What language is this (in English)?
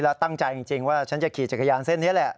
Thai